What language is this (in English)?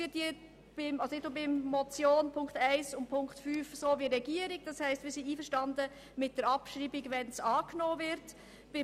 Swiss German